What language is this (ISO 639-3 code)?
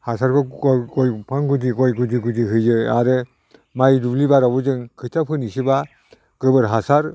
brx